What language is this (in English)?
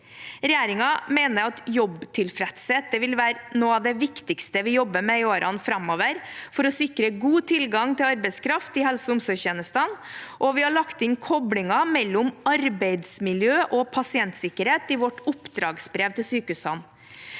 Norwegian